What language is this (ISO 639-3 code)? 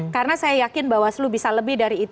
ind